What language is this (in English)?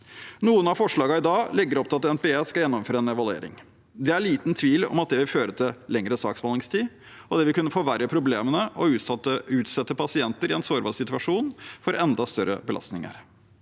Norwegian